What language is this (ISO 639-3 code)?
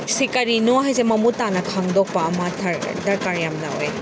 mni